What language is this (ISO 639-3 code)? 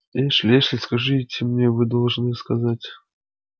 rus